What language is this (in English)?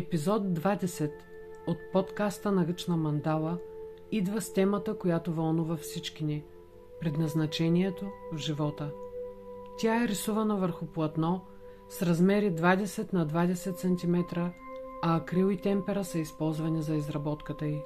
Bulgarian